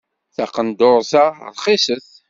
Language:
Kabyle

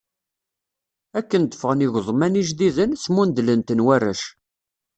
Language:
Kabyle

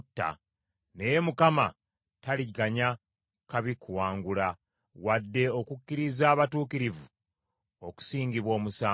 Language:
Ganda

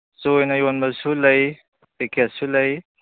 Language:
Manipuri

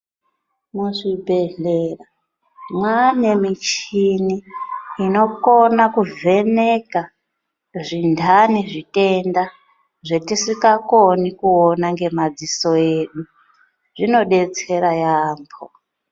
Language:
Ndau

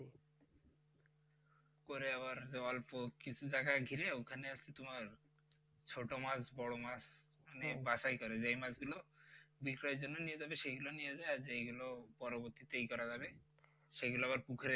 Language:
Bangla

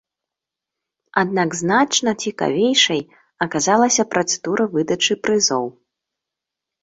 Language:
Belarusian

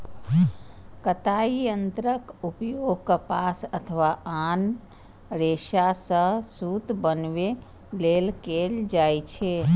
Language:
Maithili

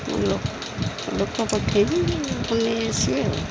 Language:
Odia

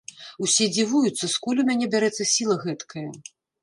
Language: Belarusian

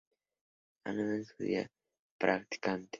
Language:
Spanish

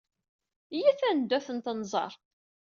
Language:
Kabyle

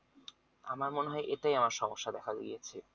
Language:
Bangla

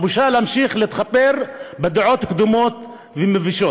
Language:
Hebrew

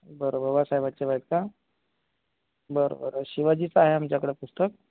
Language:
Marathi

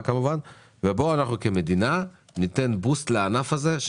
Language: Hebrew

